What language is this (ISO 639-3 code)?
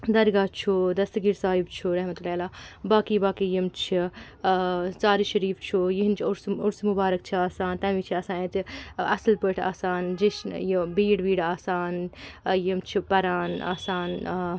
kas